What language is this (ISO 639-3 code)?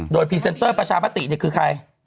tha